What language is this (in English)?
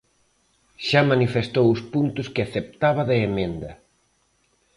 Galician